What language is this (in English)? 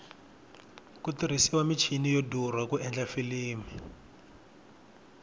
Tsonga